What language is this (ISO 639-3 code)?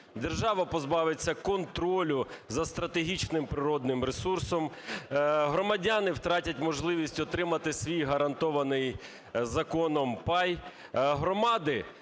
ukr